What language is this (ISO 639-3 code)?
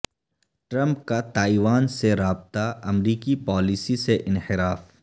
urd